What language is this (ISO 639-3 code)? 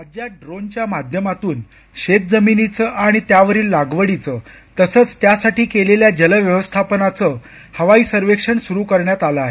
mar